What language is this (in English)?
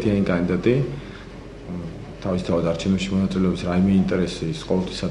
Romanian